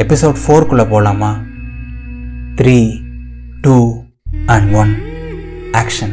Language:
Tamil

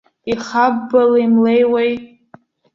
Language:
Abkhazian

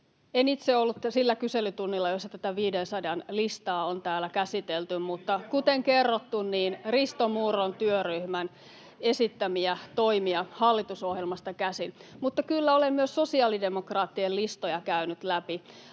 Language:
Finnish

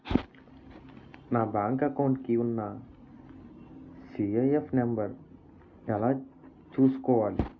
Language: Telugu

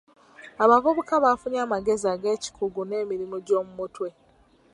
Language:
Ganda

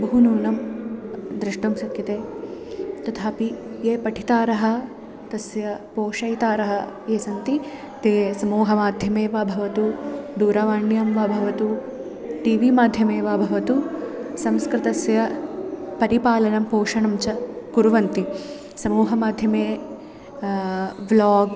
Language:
Sanskrit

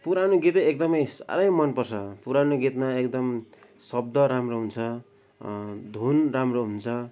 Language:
Nepali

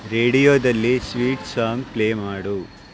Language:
Kannada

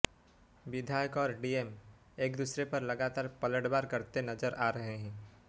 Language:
Hindi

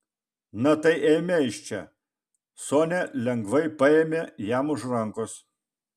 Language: Lithuanian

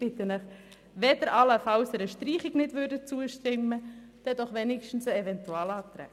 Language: Swiss German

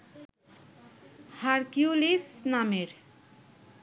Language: Bangla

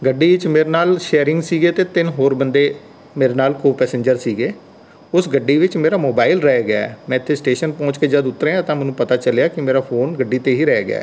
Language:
Punjabi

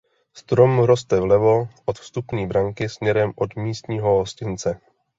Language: Czech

